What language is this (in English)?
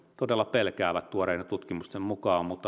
Finnish